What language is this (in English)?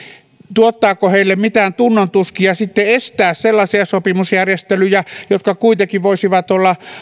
Finnish